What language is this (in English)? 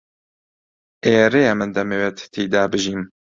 Central Kurdish